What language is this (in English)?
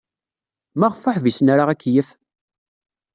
Kabyle